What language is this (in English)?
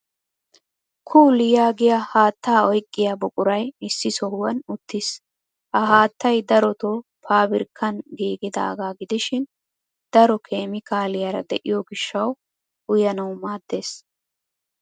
Wolaytta